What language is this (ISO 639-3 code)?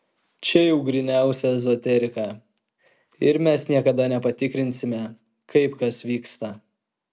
lit